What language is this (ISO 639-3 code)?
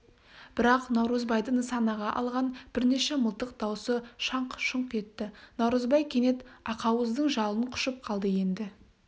kaz